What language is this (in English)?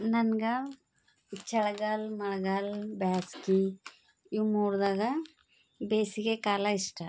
Kannada